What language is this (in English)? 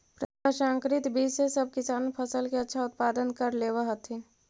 Magahi